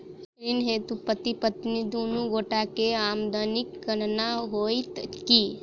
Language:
Maithili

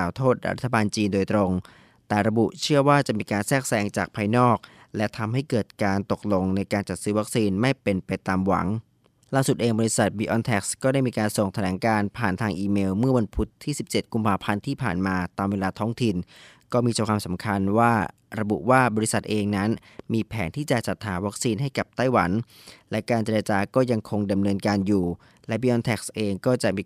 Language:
Thai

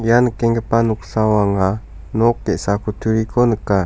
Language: Garo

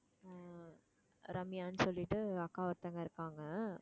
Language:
Tamil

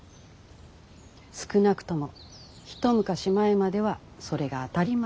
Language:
Japanese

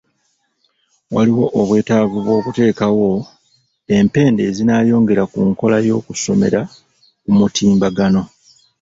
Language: Ganda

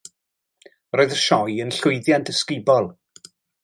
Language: Welsh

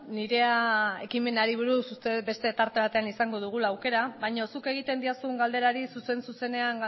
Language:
Basque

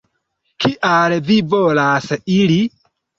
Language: Esperanto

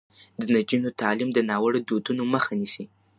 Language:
Pashto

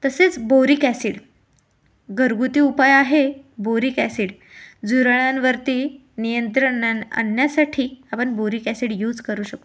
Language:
Marathi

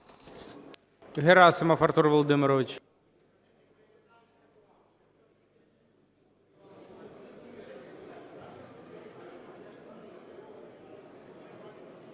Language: Ukrainian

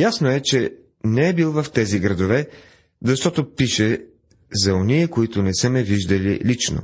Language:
Bulgarian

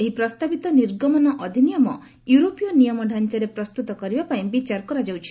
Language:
Odia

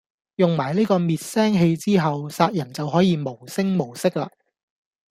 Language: Cantonese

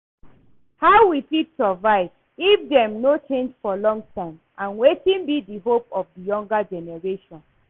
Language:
Nigerian Pidgin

